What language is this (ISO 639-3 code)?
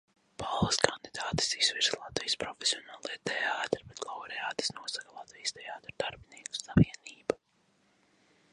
lav